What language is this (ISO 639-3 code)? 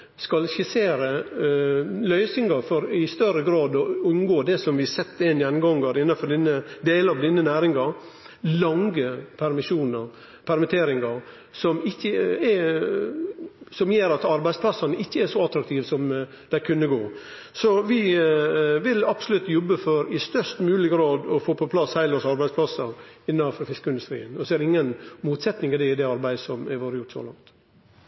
nno